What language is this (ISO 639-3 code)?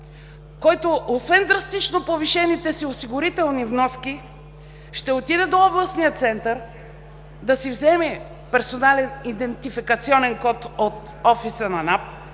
bul